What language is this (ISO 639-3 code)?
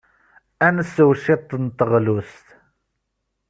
kab